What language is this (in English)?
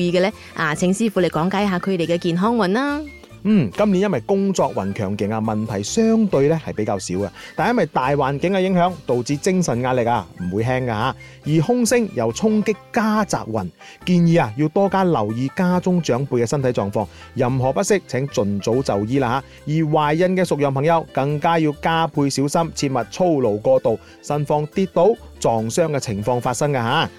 Chinese